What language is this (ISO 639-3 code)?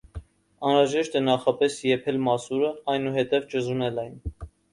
hye